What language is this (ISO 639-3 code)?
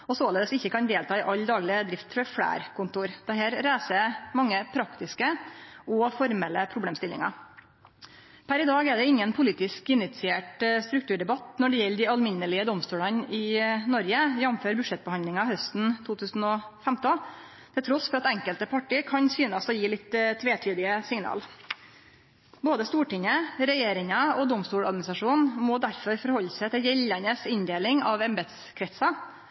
nno